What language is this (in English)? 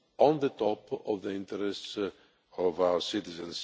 English